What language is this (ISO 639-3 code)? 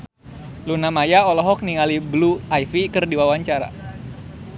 sun